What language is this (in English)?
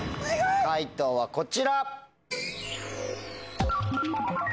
Japanese